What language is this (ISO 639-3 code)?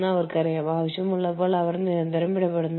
mal